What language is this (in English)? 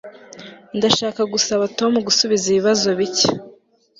Kinyarwanda